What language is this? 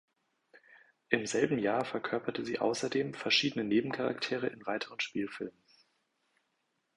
German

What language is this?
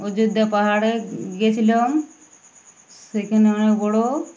Bangla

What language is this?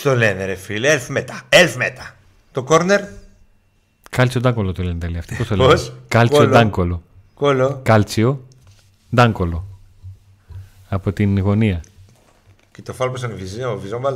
Greek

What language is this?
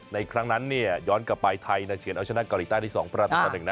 Thai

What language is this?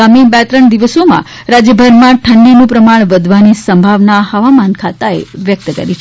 Gujarati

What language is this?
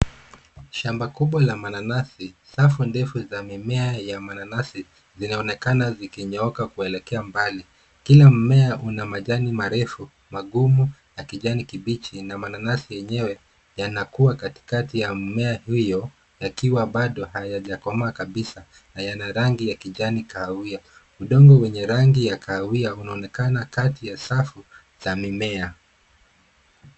Swahili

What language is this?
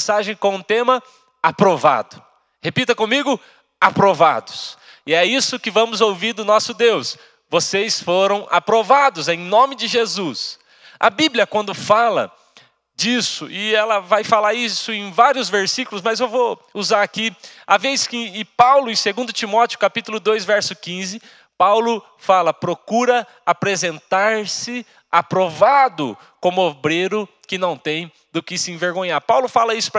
Portuguese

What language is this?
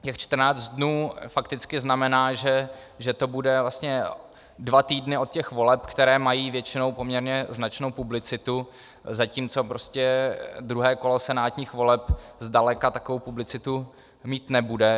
Czech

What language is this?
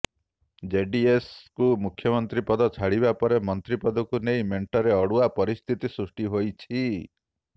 Odia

